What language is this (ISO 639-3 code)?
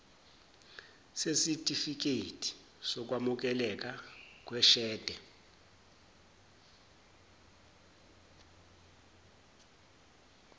zul